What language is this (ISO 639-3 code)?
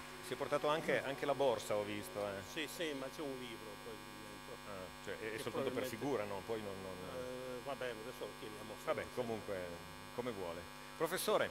ita